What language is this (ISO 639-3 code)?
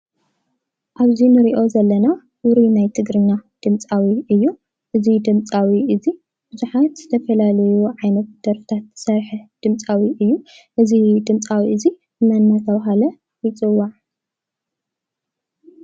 tir